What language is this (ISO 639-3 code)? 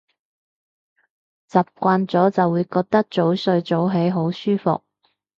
yue